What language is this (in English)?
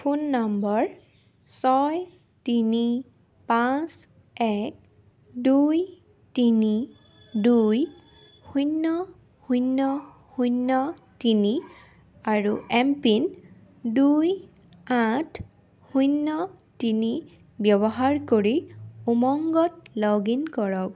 Assamese